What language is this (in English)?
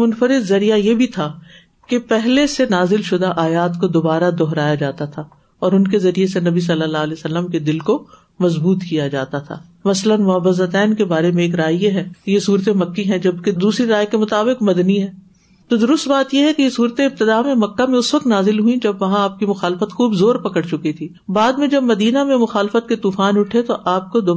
Urdu